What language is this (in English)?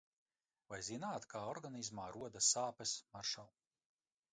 Latvian